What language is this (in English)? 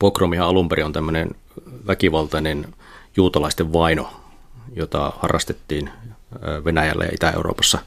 Finnish